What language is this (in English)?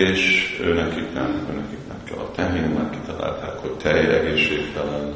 Hungarian